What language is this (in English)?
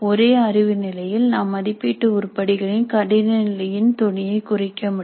Tamil